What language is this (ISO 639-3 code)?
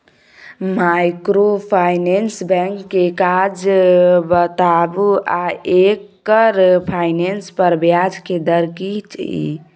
mai